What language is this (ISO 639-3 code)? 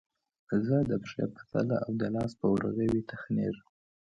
pus